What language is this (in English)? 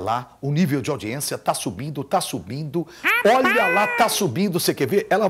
Portuguese